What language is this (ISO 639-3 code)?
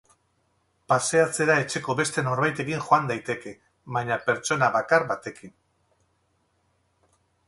eus